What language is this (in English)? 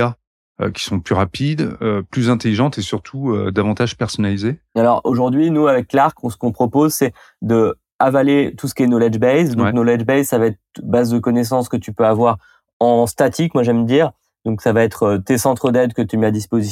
French